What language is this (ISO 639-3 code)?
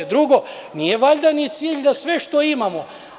srp